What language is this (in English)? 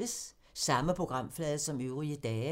Danish